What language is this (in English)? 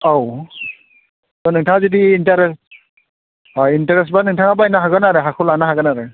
Bodo